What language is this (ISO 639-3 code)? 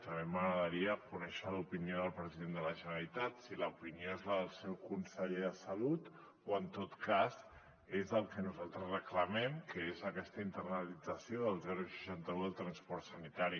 cat